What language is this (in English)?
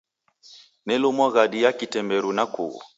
Taita